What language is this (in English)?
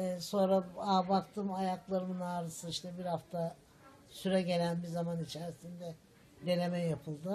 Turkish